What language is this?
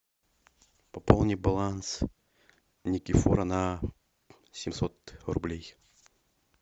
Russian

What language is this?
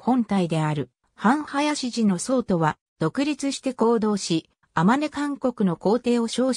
Japanese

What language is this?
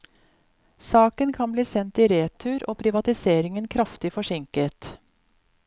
Norwegian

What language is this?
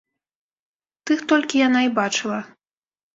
Belarusian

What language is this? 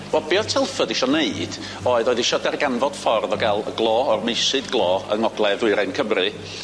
Welsh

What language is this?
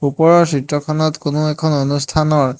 Assamese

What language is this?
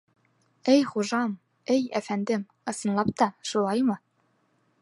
Bashkir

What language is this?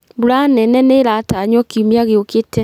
Kikuyu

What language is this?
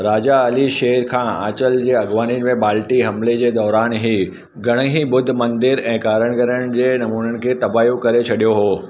Sindhi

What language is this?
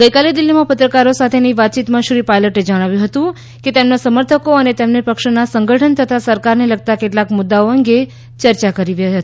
Gujarati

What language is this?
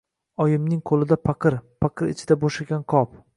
Uzbek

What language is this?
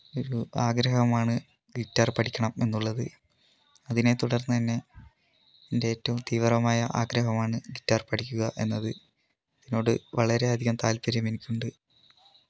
Malayalam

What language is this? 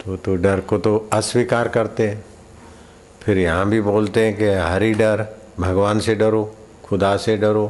Hindi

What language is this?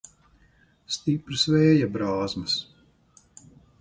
Latvian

